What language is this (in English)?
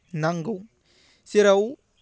Bodo